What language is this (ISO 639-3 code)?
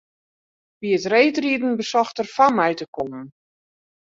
fry